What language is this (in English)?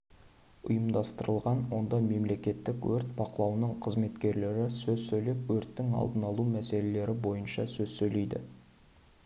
Kazakh